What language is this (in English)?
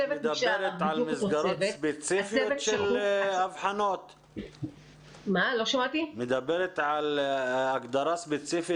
Hebrew